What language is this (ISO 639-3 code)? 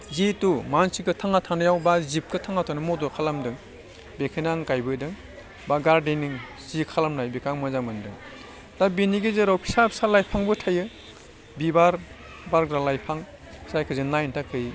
brx